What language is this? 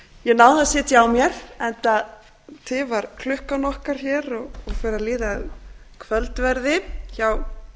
Icelandic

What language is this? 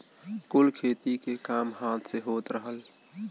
Bhojpuri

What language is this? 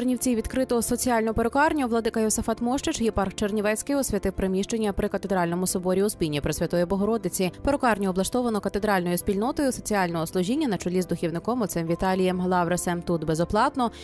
Ukrainian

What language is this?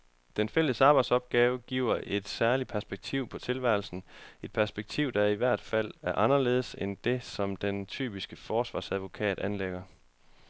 Danish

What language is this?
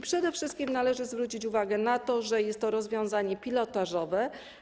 Polish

